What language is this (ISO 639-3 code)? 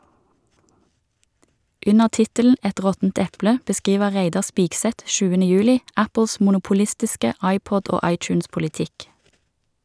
nor